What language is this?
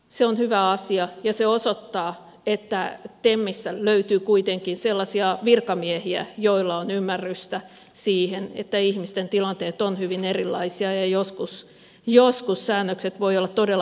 Finnish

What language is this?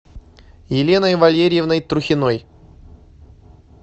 Russian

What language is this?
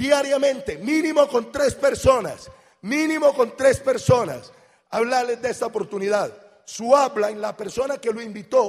Spanish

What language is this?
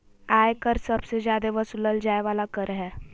Magahi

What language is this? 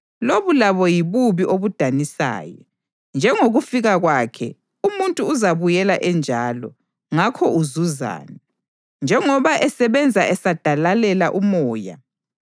North Ndebele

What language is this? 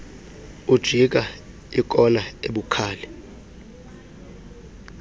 Xhosa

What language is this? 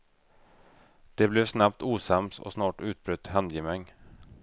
Swedish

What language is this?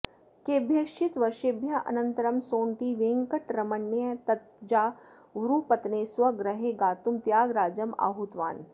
Sanskrit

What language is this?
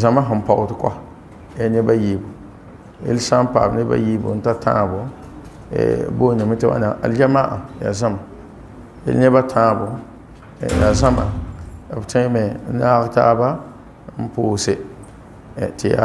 Arabic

